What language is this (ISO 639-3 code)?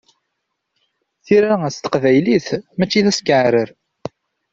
kab